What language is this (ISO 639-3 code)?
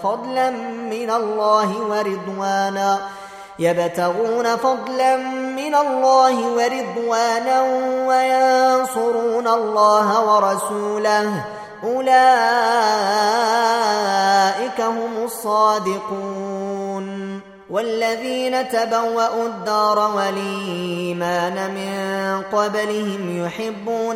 ara